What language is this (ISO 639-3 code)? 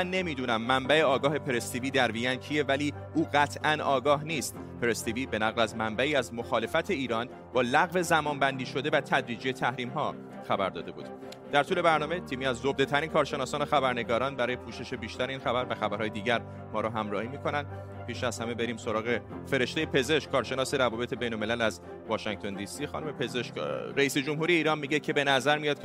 fas